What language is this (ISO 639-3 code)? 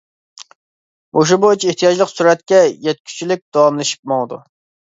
uig